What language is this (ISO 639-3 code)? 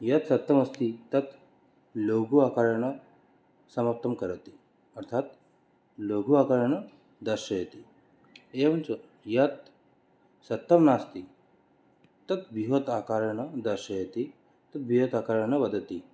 san